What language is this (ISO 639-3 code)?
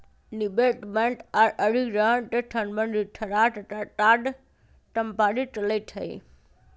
mag